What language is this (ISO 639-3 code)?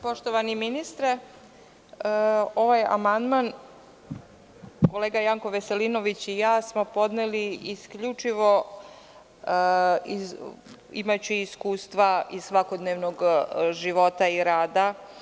srp